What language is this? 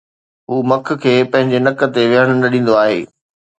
Sindhi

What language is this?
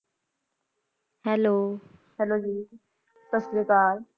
Punjabi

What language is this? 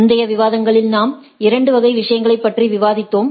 Tamil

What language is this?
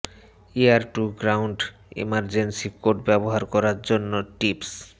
Bangla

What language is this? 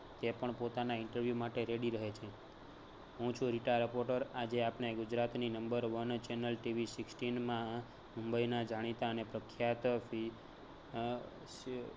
Gujarati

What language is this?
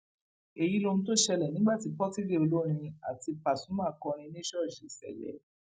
Yoruba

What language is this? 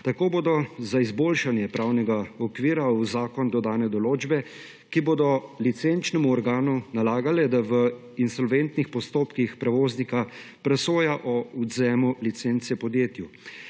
Slovenian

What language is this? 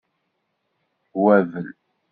Kabyle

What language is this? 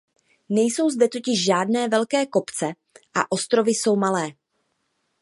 Czech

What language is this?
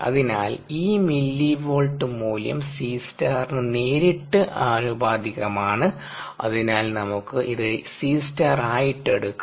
Malayalam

